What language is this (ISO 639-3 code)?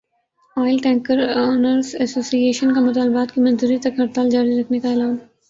urd